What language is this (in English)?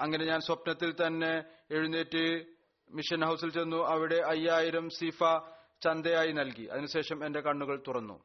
Malayalam